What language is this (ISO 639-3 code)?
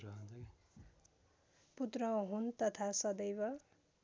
nep